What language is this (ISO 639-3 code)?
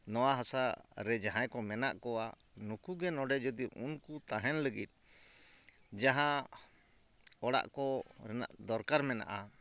sat